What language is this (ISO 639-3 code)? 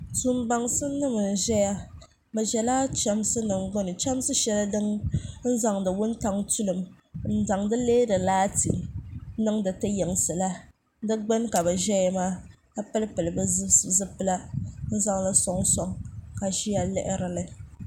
dag